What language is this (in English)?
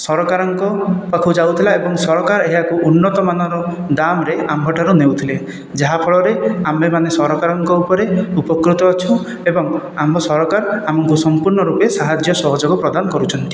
Odia